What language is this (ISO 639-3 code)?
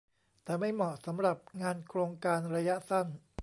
tha